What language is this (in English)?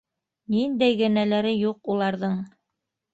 Bashkir